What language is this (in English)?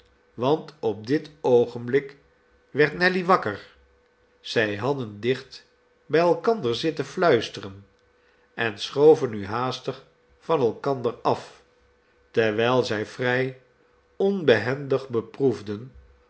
Dutch